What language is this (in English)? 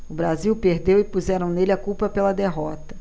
Portuguese